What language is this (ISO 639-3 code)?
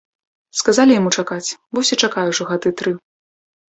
bel